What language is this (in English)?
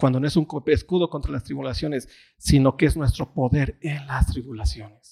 Spanish